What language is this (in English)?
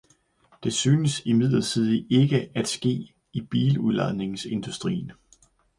Danish